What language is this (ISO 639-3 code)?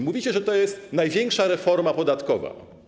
pol